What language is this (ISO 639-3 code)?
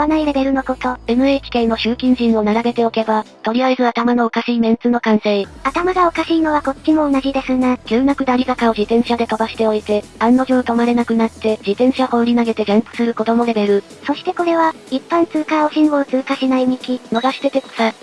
jpn